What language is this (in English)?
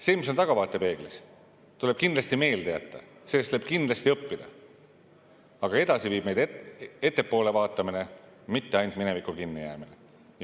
Estonian